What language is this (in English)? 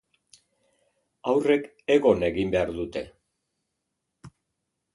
Basque